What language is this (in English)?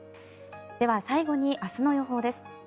Japanese